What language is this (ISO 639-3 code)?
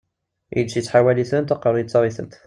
kab